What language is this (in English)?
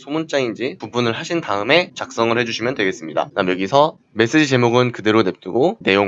Korean